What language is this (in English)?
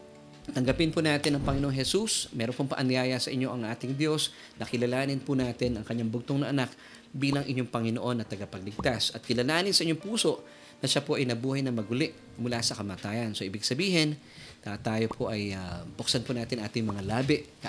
Filipino